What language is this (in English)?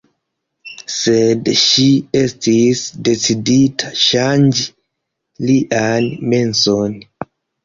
Esperanto